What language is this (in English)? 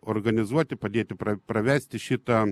Lithuanian